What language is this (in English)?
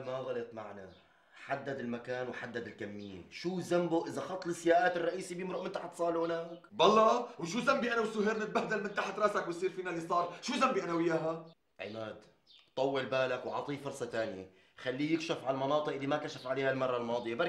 Arabic